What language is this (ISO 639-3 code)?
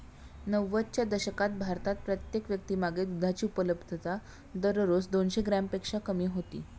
mar